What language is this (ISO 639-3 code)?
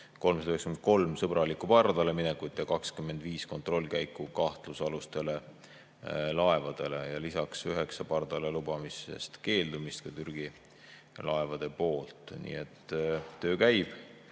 est